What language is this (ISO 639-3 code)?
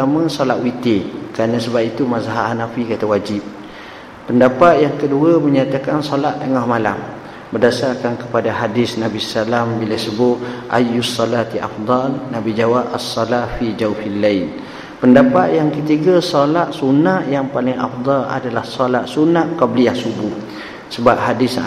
msa